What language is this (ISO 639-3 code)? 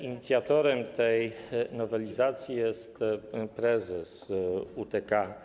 pol